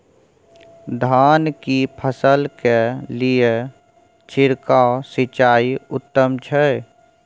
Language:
Maithili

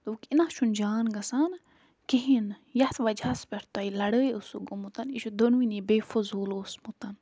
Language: Kashmiri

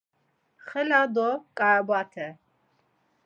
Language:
Laz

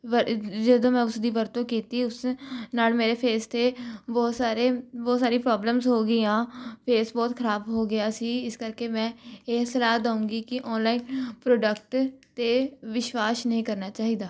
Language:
Punjabi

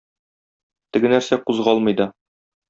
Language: Tatar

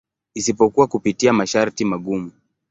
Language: Swahili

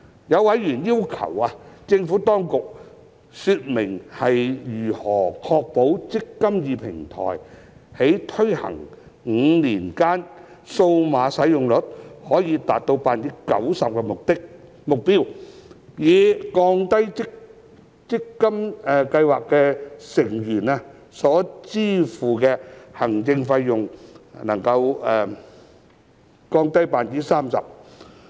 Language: Cantonese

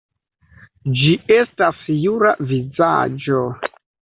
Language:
Esperanto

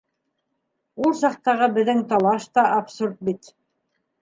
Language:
Bashkir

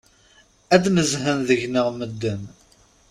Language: Kabyle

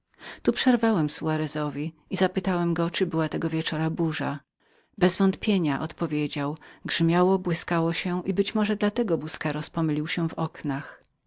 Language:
Polish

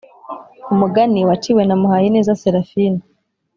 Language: Kinyarwanda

